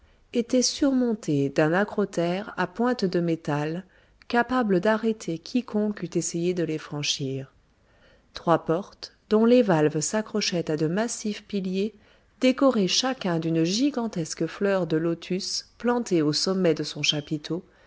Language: French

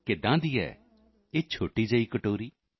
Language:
Punjabi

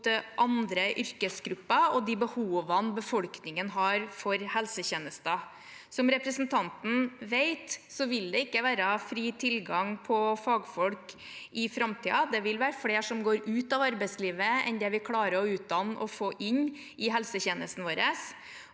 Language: Norwegian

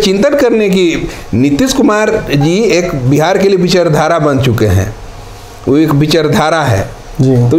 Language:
Hindi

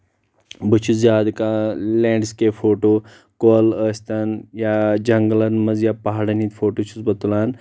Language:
Kashmiri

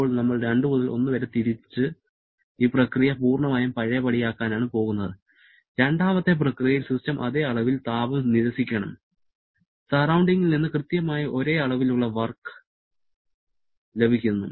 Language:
Malayalam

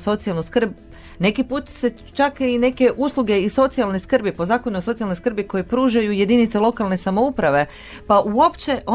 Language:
Croatian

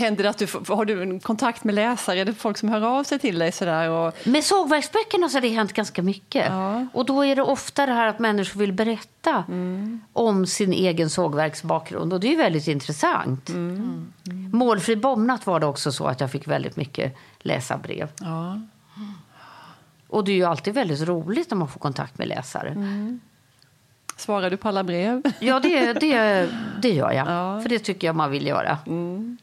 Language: Swedish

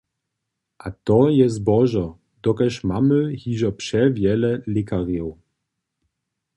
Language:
Upper Sorbian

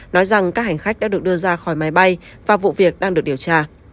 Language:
Vietnamese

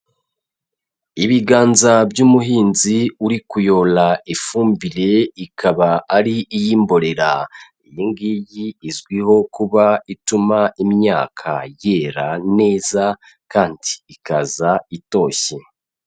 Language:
Kinyarwanda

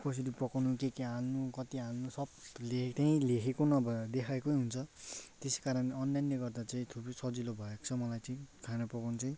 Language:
Nepali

